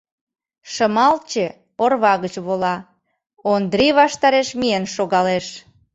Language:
Mari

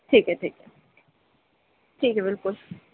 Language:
Urdu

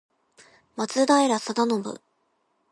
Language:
Japanese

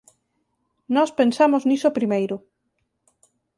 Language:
Galician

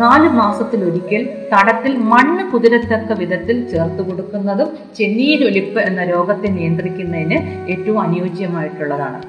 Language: Malayalam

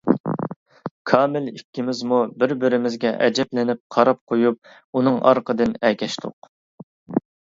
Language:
Uyghur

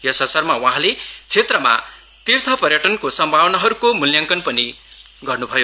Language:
Nepali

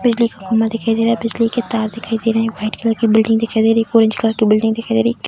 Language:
Hindi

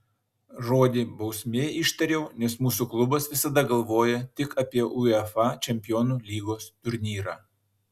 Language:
Lithuanian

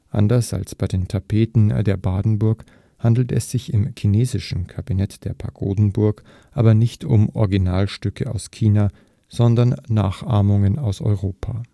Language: German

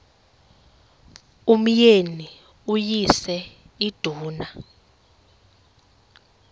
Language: Xhosa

